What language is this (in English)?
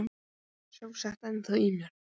Icelandic